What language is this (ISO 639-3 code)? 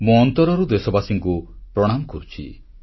ori